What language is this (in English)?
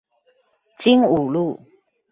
Chinese